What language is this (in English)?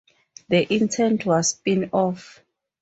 English